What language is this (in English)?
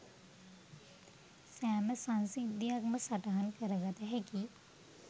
Sinhala